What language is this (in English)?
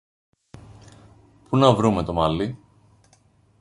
Greek